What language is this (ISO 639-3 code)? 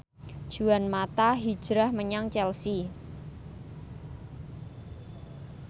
jav